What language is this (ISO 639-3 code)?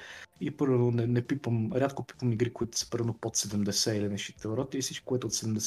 bul